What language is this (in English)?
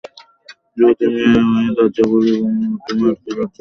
Bangla